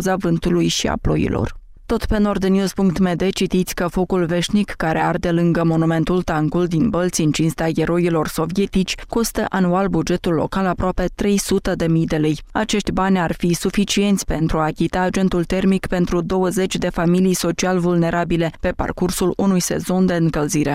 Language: Romanian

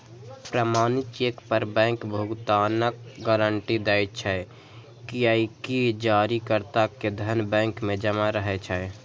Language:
Maithili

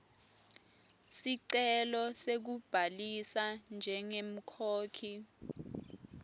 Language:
Swati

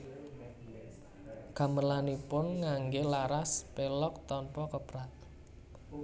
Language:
Javanese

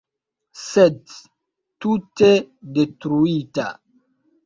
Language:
Esperanto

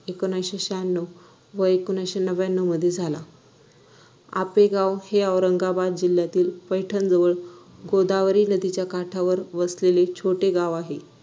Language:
Marathi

